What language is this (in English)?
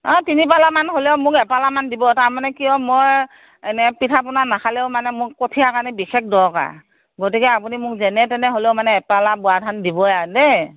Assamese